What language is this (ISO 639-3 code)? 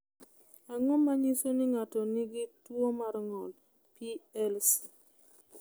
luo